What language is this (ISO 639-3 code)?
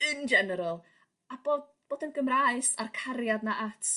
cym